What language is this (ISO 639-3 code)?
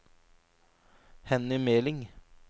nor